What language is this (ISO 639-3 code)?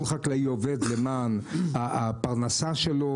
heb